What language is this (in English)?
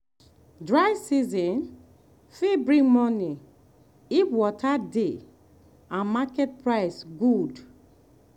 Nigerian Pidgin